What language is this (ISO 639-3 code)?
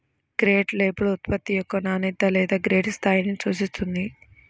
tel